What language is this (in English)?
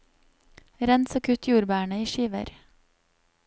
Norwegian